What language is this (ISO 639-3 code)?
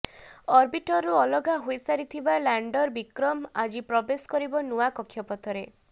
ori